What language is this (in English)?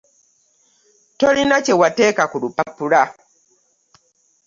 Ganda